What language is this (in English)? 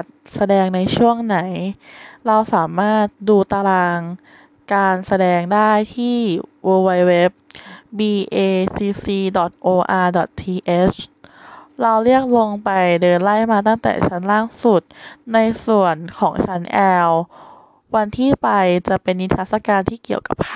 Thai